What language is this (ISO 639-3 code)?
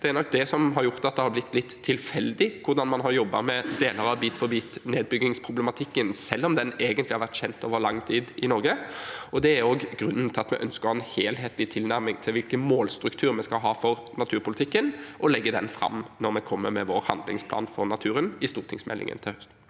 nor